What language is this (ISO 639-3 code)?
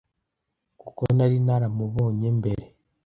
kin